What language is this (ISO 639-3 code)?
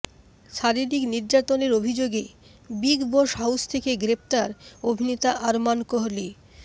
ben